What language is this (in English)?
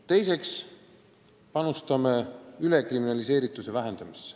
Estonian